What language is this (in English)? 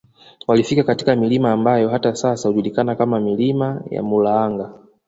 Swahili